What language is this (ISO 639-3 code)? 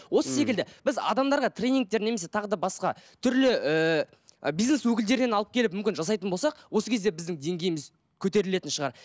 kaz